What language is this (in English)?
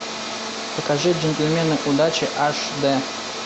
Russian